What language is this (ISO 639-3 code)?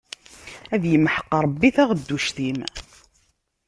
kab